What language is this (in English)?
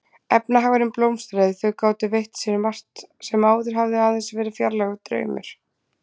Icelandic